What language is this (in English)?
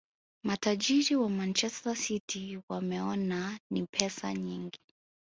Swahili